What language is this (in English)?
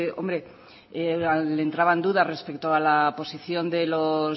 Spanish